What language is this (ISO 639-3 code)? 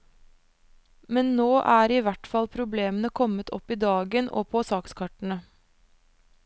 nor